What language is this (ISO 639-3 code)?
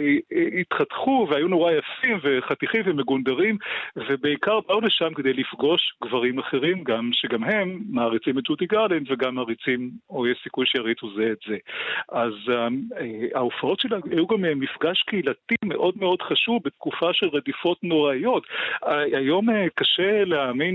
heb